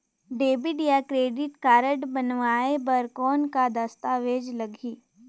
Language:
Chhattisgarhi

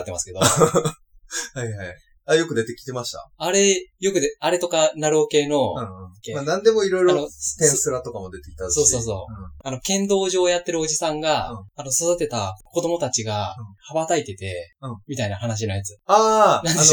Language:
Japanese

